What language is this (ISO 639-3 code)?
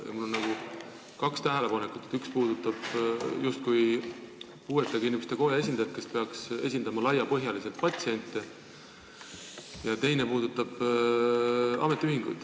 est